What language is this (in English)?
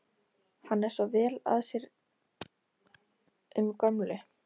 Icelandic